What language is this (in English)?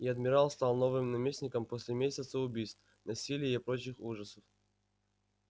Russian